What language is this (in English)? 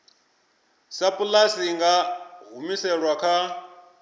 Venda